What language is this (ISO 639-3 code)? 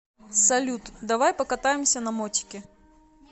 rus